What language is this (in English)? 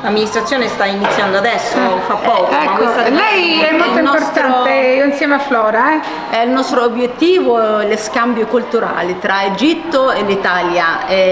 Italian